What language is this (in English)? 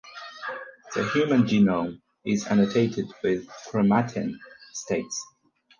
English